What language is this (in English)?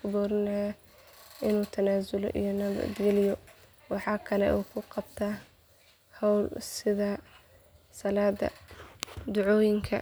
Somali